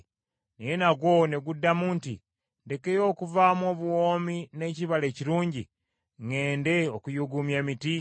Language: Ganda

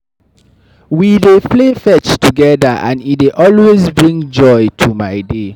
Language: Nigerian Pidgin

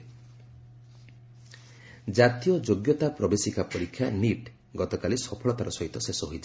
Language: Odia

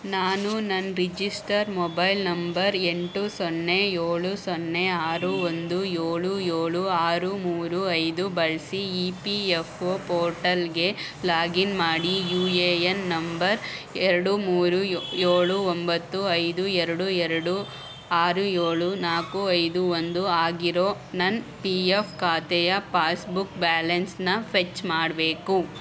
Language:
Kannada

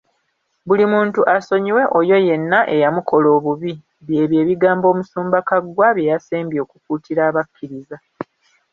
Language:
Ganda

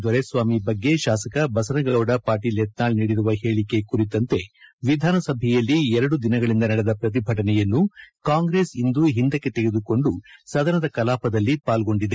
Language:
Kannada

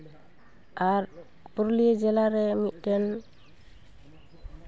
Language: Santali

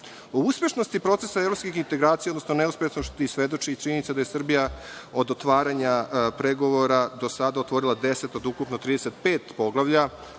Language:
Serbian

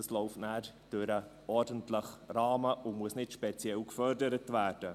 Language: Swiss German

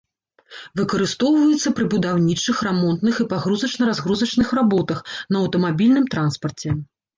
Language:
Belarusian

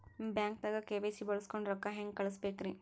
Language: Kannada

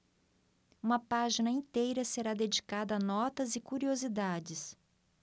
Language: Portuguese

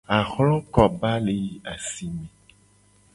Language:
Gen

